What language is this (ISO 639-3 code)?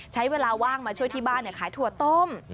tha